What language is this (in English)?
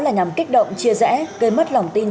Vietnamese